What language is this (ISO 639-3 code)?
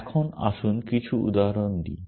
ben